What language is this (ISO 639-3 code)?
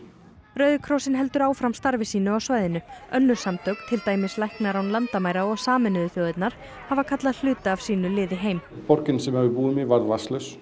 isl